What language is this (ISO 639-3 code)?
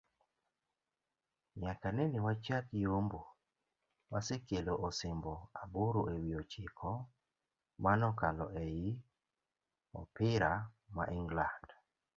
luo